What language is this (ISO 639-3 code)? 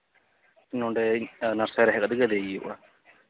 sat